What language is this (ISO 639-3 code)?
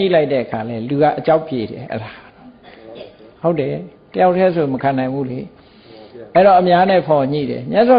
vie